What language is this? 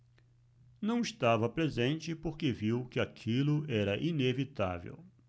Portuguese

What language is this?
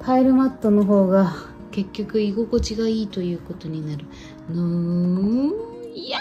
Japanese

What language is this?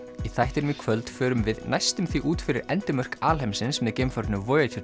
Icelandic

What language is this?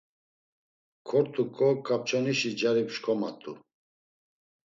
Laz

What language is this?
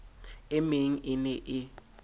Southern Sotho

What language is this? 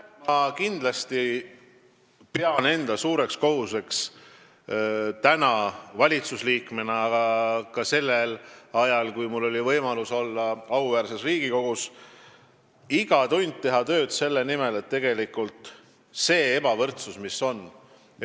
Estonian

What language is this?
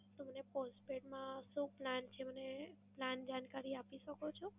Gujarati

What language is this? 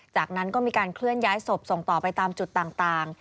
Thai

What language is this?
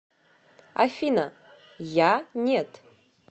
Russian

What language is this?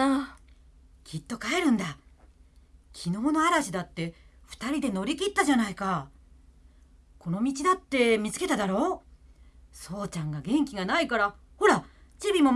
Japanese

